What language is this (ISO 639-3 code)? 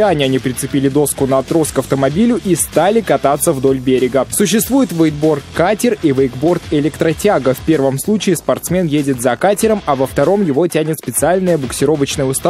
rus